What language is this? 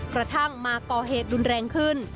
Thai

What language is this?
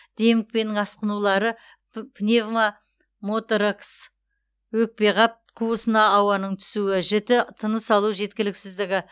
Kazakh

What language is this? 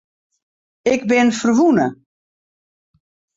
Western Frisian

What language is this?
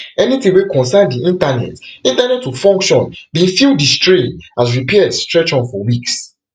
Nigerian Pidgin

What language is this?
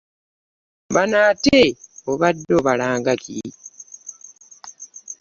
Ganda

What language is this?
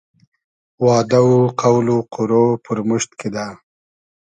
Hazaragi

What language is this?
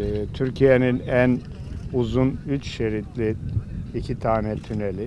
Turkish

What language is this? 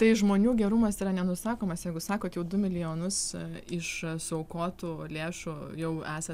Lithuanian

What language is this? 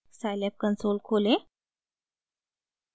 Hindi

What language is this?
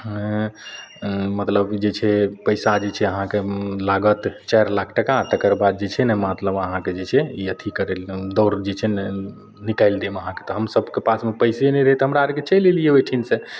Maithili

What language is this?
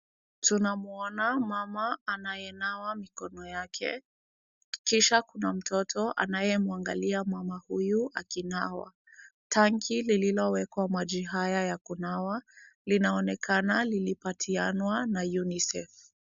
Swahili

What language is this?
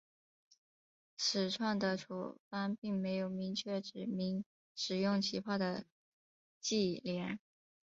Chinese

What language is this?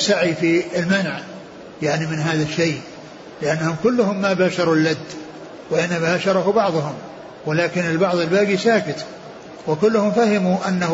Arabic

